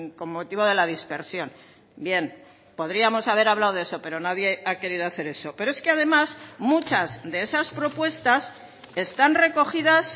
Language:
Spanish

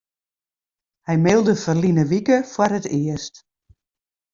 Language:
Western Frisian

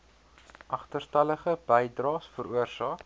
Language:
Afrikaans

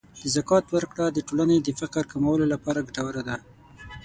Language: Pashto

